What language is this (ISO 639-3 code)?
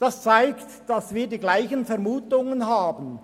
gsw